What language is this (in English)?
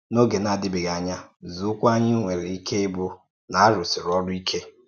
Igbo